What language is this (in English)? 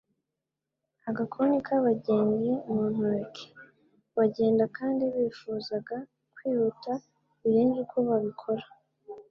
Kinyarwanda